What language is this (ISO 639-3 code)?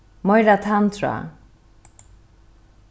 fao